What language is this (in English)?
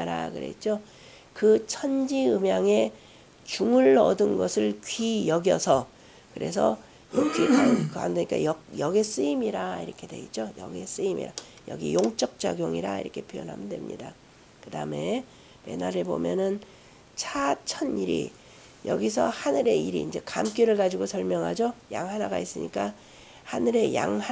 Korean